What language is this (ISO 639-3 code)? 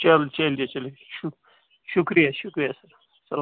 kas